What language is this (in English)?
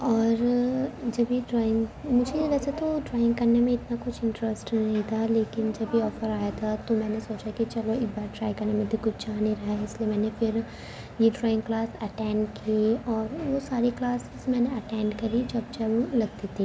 Urdu